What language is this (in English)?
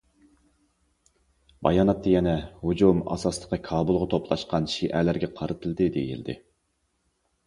Uyghur